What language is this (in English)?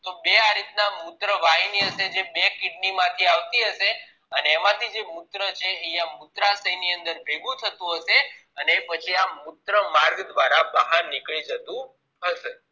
Gujarati